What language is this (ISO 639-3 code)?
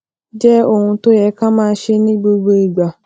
yor